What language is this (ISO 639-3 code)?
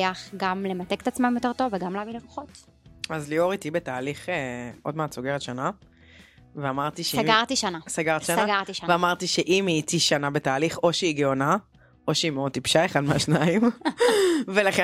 heb